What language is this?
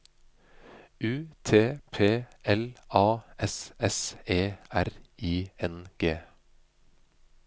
Norwegian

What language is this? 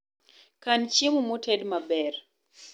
Luo (Kenya and Tanzania)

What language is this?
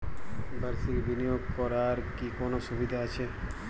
Bangla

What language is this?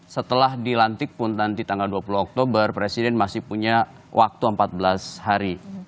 Indonesian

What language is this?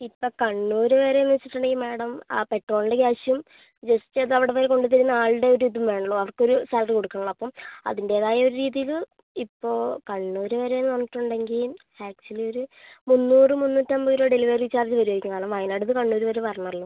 Malayalam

